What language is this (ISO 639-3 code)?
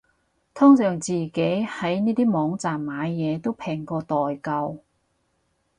yue